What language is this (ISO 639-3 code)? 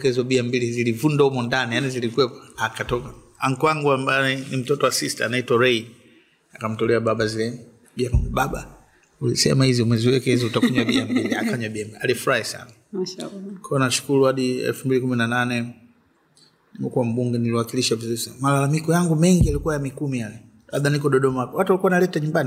swa